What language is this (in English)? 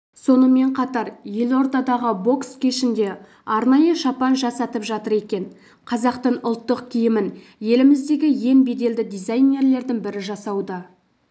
Kazakh